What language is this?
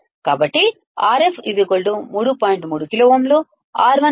Telugu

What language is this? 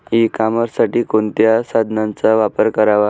Marathi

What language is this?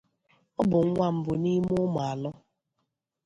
Igbo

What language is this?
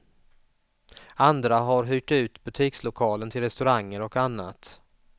Swedish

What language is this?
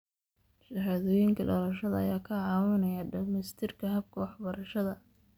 Somali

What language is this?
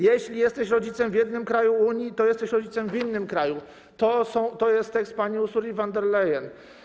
Polish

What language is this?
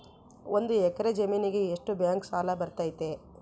Kannada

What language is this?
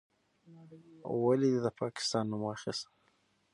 Pashto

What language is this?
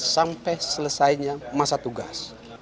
Indonesian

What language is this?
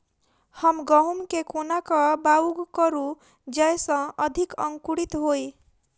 Maithili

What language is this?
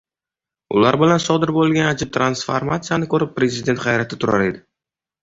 Uzbek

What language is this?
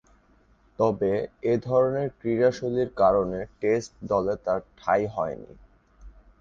Bangla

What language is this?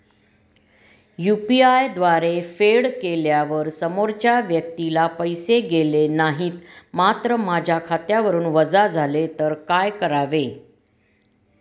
Marathi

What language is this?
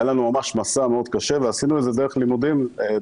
Hebrew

